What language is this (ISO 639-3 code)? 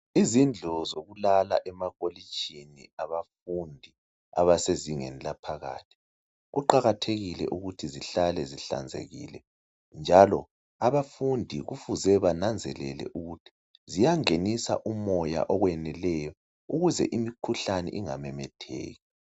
nde